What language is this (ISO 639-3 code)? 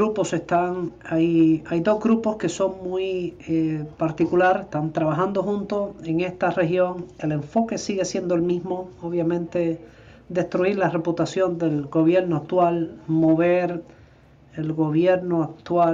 spa